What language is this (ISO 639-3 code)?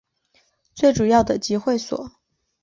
zho